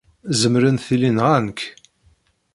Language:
Kabyle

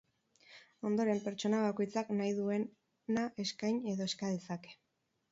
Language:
Basque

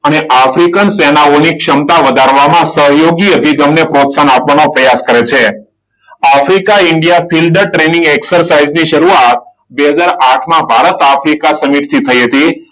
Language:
Gujarati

